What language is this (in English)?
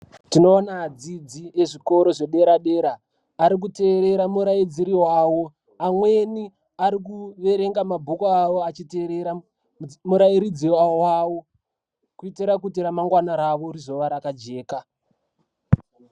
Ndau